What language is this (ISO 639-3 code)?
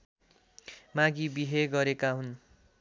nep